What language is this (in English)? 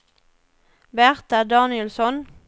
Swedish